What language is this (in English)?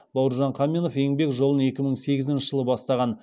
Kazakh